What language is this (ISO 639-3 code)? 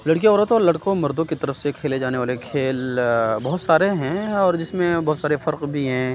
urd